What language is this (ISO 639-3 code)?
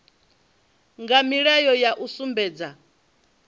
ven